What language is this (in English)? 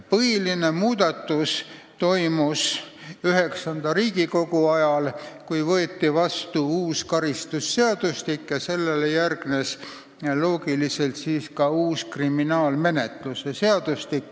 Estonian